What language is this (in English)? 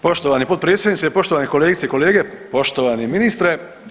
Croatian